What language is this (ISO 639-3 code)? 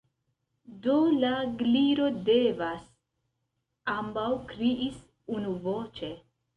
epo